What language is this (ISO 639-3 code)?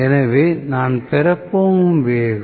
tam